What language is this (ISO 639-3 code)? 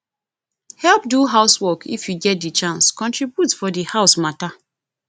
pcm